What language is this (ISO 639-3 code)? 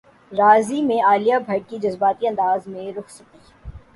urd